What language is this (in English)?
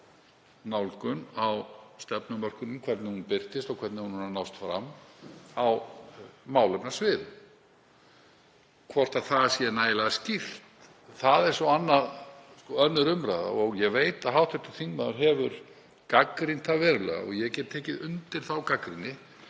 Icelandic